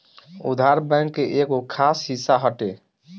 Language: Bhojpuri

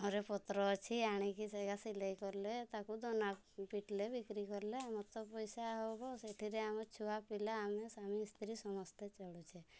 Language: Odia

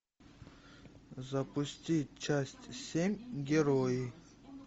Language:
Russian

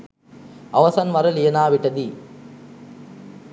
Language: Sinhala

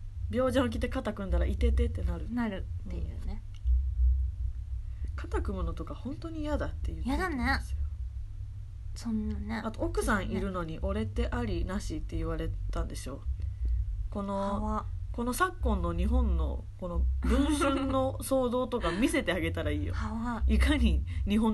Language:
Japanese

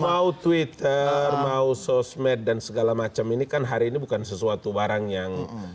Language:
Indonesian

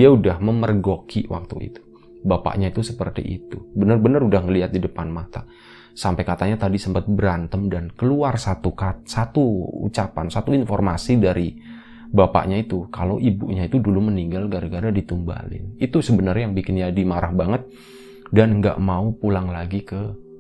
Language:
Indonesian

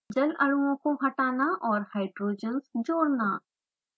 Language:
Hindi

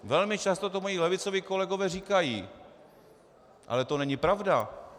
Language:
Czech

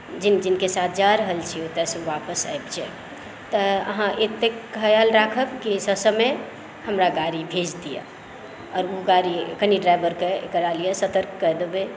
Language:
Maithili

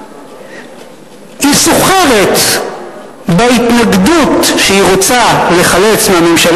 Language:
Hebrew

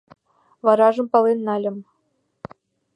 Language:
Mari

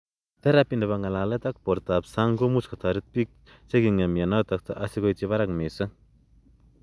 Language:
Kalenjin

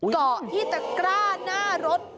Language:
Thai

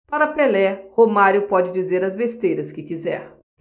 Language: Portuguese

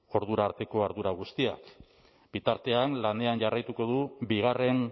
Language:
Basque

